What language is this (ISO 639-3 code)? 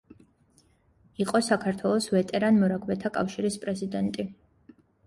kat